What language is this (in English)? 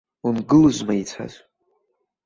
Abkhazian